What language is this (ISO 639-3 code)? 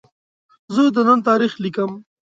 pus